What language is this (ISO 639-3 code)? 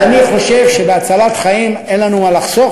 heb